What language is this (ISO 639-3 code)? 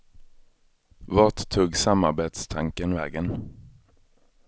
swe